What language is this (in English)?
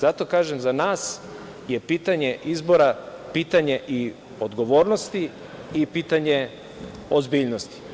Serbian